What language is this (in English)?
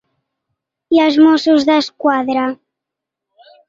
Catalan